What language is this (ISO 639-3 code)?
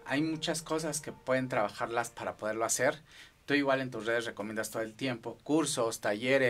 spa